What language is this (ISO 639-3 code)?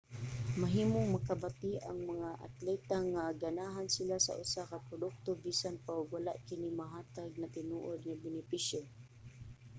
ceb